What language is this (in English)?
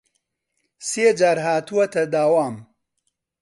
Central Kurdish